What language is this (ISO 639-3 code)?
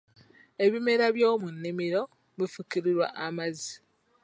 lug